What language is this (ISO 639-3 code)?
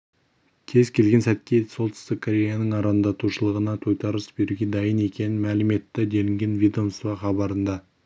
kaz